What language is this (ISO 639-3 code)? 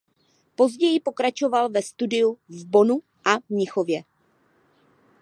ces